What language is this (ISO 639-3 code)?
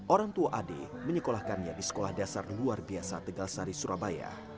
ind